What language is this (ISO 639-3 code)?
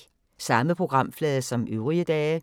dan